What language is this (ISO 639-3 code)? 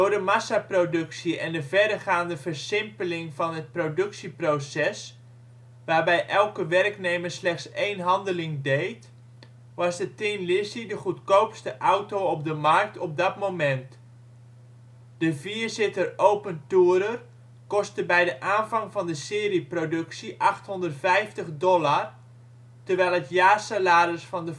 nld